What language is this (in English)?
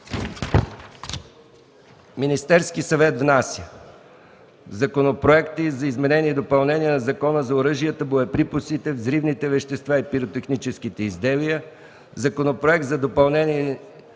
Bulgarian